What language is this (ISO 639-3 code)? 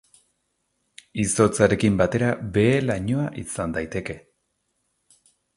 eus